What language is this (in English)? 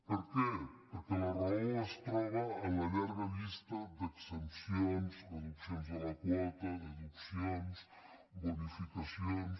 Catalan